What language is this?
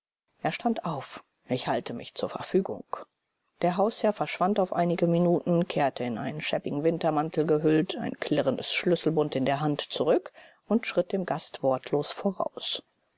German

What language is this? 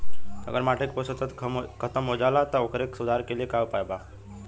Bhojpuri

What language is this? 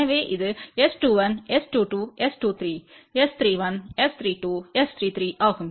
Tamil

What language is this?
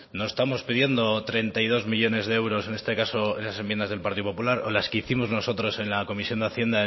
Spanish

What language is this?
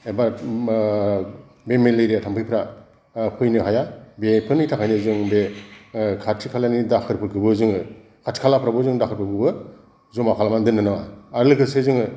Bodo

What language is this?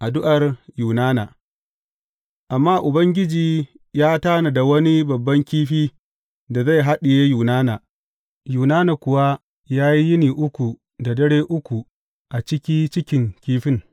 Hausa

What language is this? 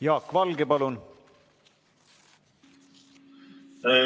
Estonian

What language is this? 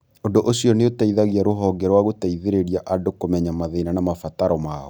Kikuyu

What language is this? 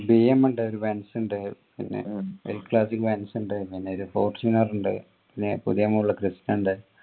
Malayalam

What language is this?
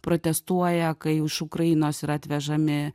Lithuanian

